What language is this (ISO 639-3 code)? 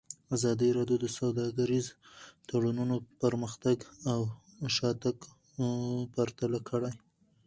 pus